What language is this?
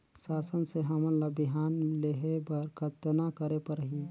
Chhattisgarhi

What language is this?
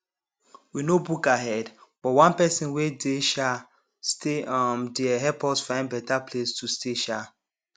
Nigerian Pidgin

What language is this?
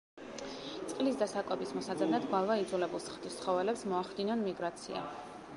Georgian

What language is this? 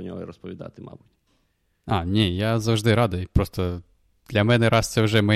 Ukrainian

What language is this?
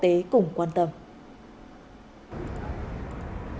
Vietnamese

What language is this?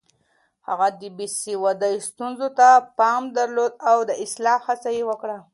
Pashto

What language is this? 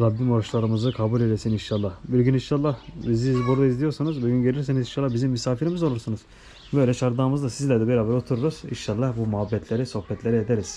Turkish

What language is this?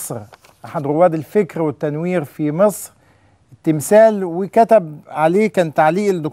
Arabic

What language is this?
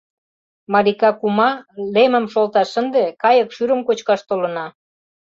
Mari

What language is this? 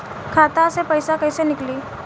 Bhojpuri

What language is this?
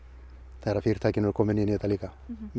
Icelandic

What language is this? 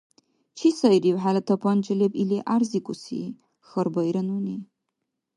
Dargwa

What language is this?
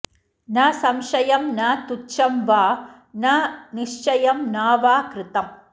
Sanskrit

